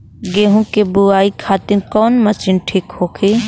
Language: Bhojpuri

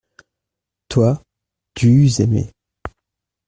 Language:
French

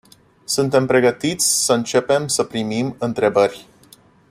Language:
Romanian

